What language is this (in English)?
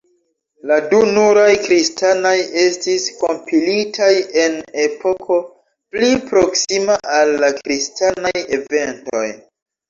Esperanto